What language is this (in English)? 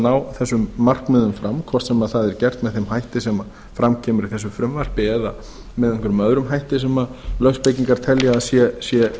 Icelandic